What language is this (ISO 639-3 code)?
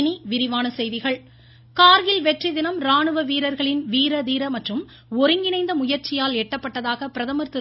tam